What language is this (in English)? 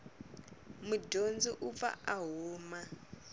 Tsonga